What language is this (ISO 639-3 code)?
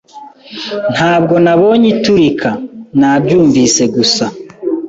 kin